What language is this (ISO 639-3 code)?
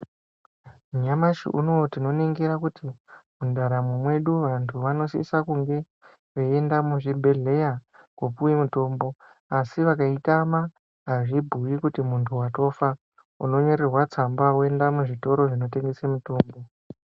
ndc